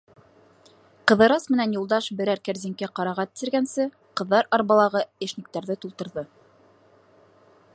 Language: Bashkir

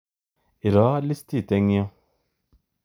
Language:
Kalenjin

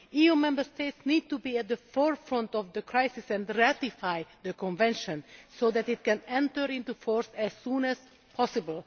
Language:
English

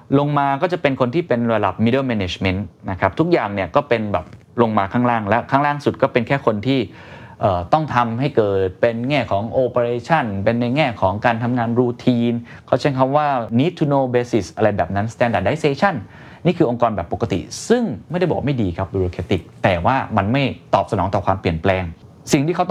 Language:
Thai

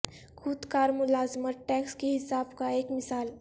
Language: Urdu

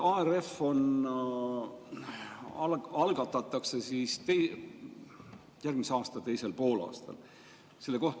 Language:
Estonian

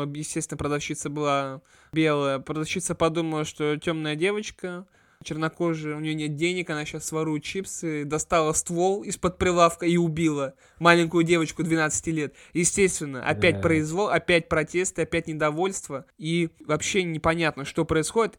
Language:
Russian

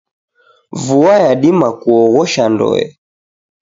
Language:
Taita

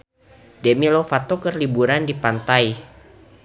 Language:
Sundanese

